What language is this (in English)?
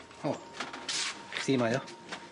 Welsh